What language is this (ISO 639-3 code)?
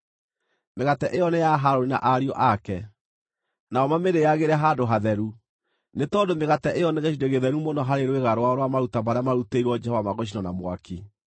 kik